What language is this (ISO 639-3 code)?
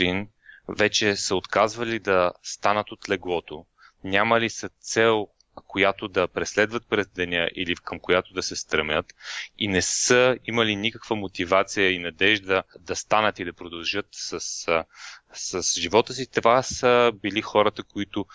bul